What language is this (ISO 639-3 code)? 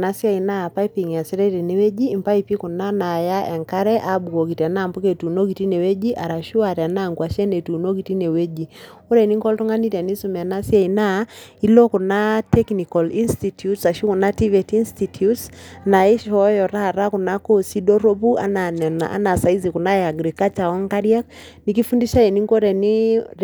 mas